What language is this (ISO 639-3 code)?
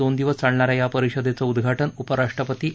mar